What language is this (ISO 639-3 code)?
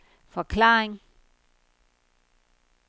dan